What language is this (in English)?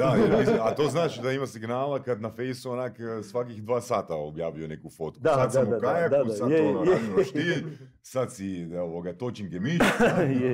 Croatian